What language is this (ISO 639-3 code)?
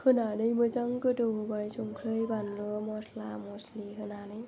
brx